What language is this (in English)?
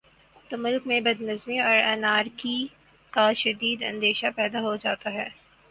Urdu